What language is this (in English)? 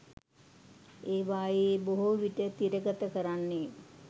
Sinhala